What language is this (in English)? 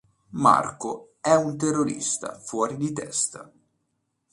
Italian